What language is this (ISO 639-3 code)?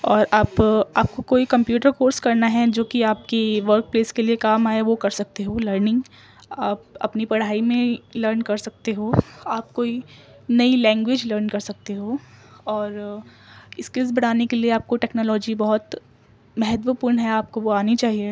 urd